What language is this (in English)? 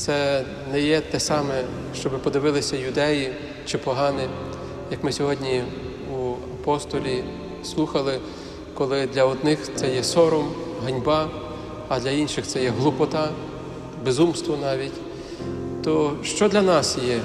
Ukrainian